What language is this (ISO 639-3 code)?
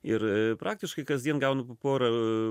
lit